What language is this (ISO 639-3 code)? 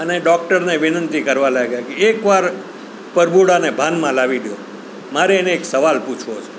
guj